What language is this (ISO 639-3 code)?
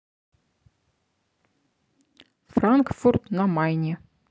rus